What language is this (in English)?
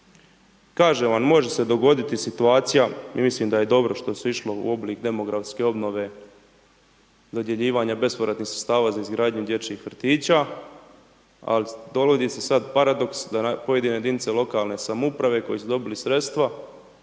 Croatian